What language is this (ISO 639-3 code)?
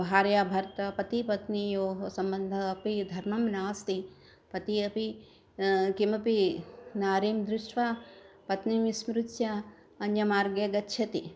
san